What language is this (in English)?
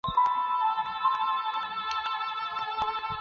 Chinese